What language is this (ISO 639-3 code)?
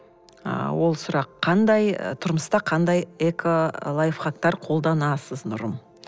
kaz